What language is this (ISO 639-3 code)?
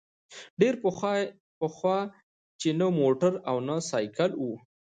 pus